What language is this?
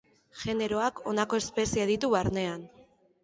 Basque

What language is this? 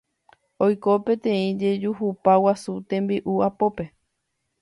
Guarani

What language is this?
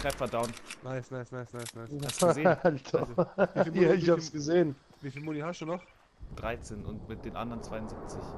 German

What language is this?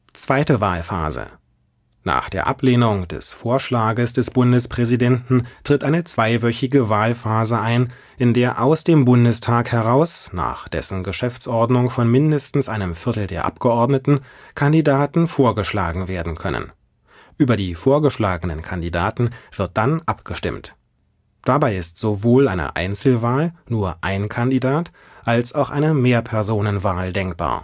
German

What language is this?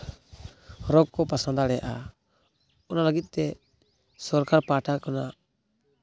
Santali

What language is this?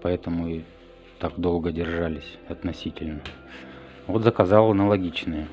Russian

